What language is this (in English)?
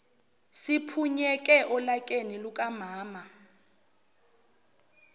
Zulu